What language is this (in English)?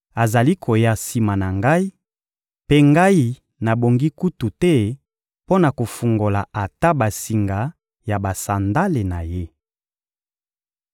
Lingala